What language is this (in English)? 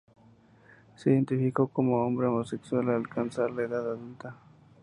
Spanish